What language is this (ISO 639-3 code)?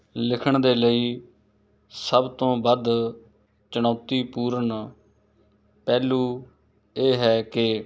pan